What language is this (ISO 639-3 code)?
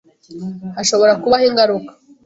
kin